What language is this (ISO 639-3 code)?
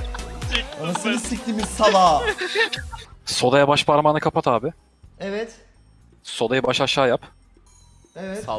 tur